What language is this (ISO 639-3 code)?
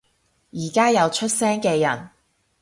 yue